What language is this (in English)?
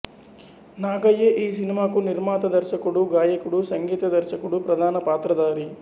Telugu